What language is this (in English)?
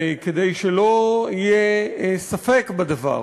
Hebrew